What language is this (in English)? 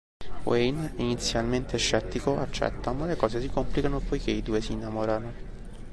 Italian